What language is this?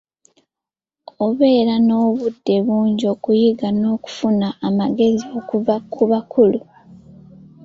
Ganda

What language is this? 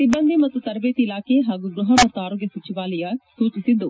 Kannada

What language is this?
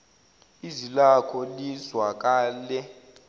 Zulu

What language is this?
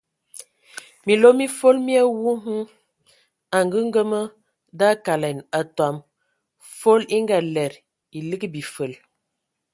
Ewondo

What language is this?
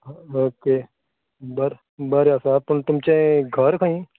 Konkani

